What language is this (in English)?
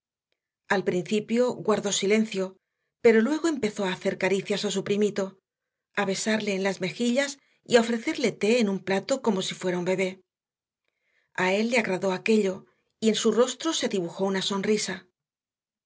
Spanish